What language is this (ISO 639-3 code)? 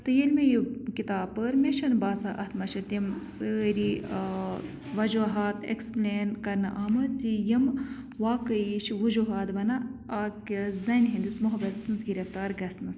kas